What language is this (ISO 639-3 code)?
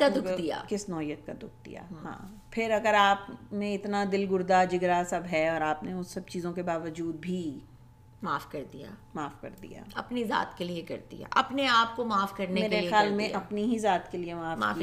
urd